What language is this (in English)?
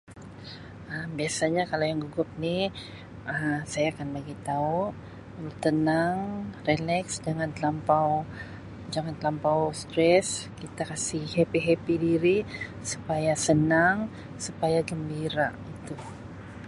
Sabah Malay